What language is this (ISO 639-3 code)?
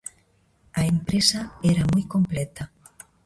glg